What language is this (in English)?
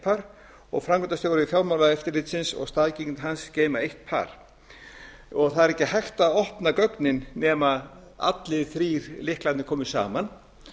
Icelandic